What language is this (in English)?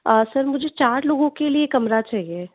Hindi